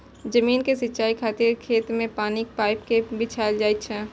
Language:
Maithili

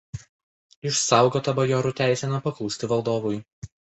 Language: Lithuanian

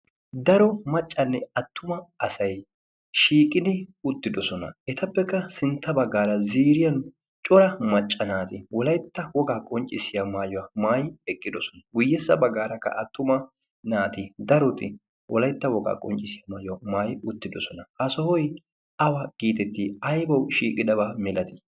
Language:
Wolaytta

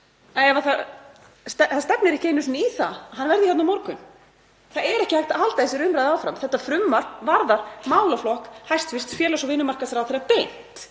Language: Icelandic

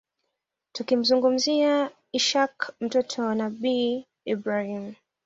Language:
Swahili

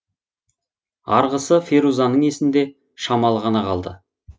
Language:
Kazakh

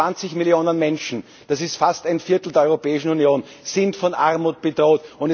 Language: German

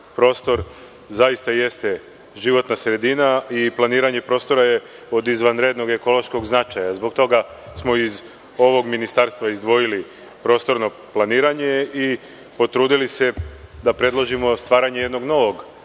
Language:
Serbian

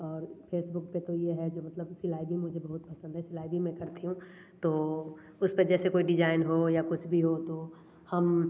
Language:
Hindi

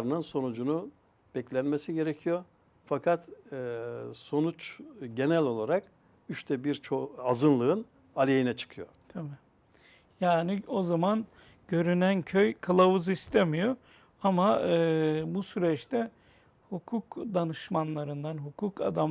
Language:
Turkish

